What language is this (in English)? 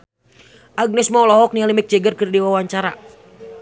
Sundanese